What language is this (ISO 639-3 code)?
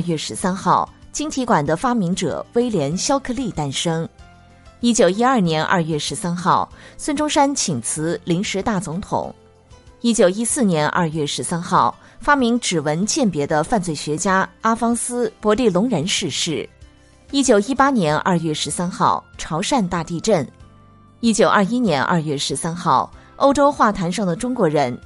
zho